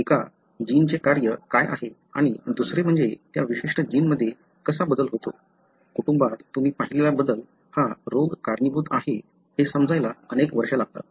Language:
Marathi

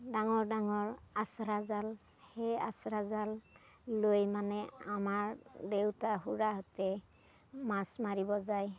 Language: Assamese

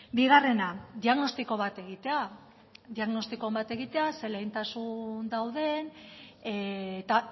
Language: Basque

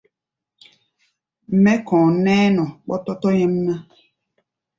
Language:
Gbaya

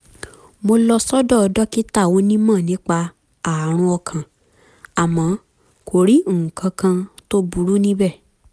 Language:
Yoruba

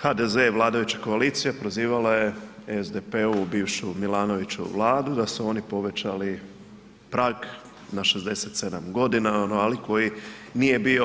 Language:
Croatian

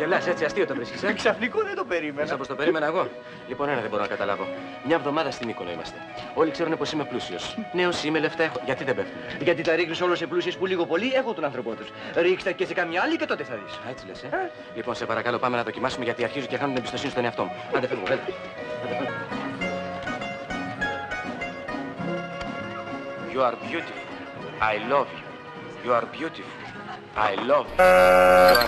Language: Greek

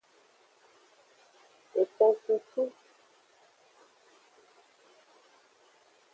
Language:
Aja (Benin)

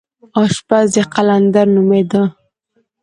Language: Pashto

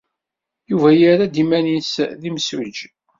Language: Kabyle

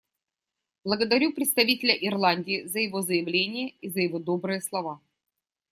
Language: Russian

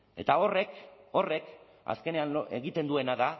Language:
Basque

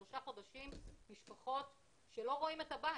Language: Hebrew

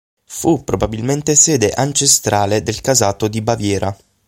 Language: Italian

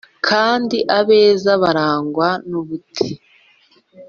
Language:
Kinyarwanda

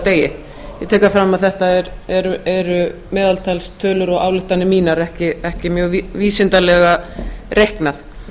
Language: Icelandic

